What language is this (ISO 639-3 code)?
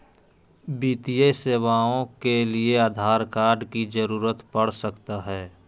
mag